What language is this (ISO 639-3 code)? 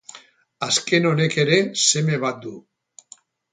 eus